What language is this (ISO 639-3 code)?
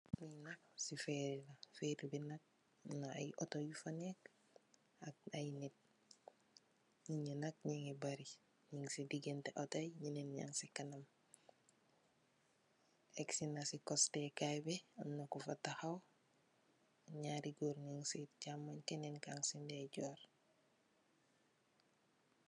wol